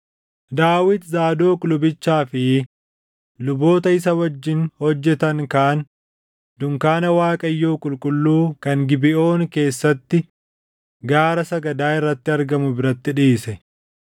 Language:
Oromo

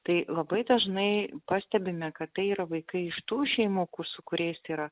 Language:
Lithuanian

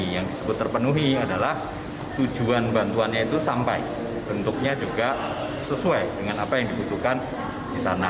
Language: Indonesian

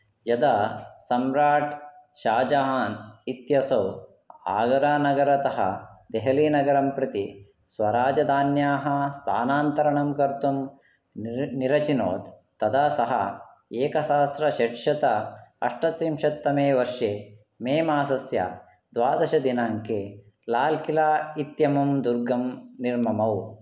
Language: Sanskrit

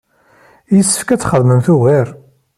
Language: Kabyle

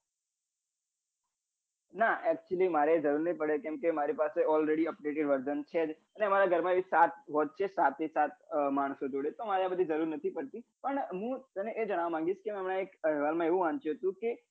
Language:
Gujarati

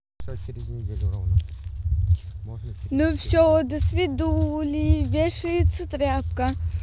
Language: Russian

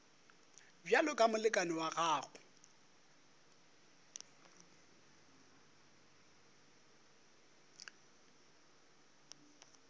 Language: Northern Sotho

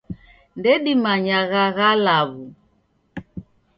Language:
Taita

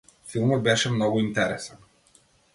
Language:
Macedonian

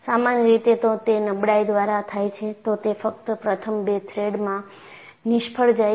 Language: Gujarati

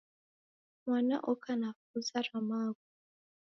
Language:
Taita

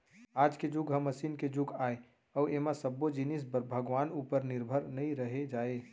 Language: Chhattisgarhi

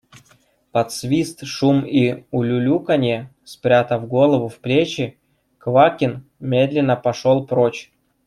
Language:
Russian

